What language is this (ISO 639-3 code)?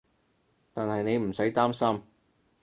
yue